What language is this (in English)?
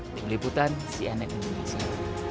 Indonesian